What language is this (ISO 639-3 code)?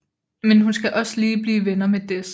dan